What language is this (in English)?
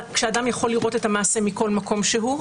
Hebrew